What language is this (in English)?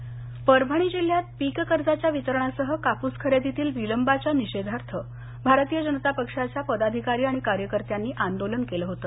Marathi